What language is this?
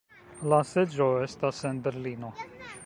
Esperanto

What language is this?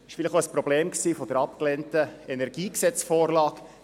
Swiss German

